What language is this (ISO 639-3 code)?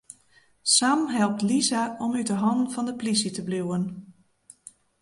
fry